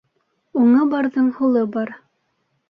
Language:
Bashkir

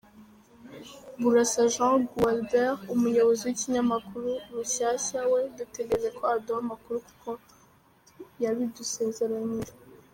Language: Kinyarwanda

